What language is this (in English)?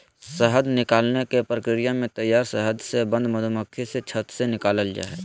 Magahi